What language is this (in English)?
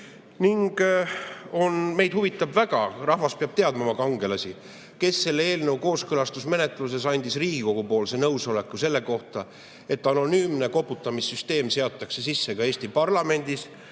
Estonian